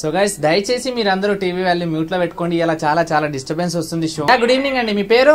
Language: Hindi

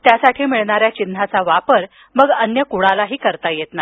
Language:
Marathi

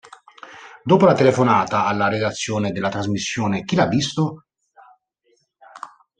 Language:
Italian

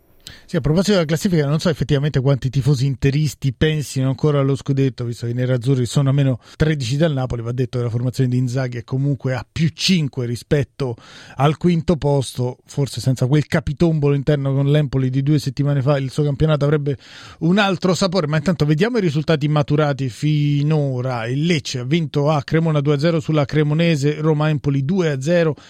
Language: Italian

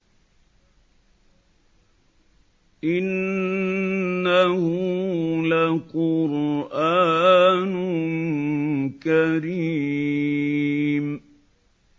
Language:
Arabic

